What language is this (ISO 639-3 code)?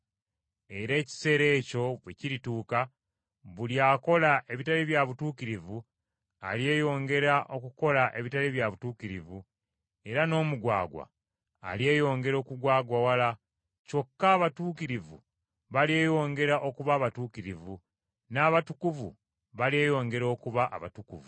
lug